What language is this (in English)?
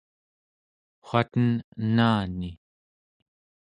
Central Yupik